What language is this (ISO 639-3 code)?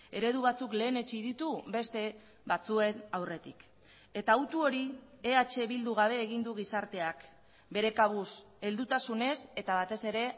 eus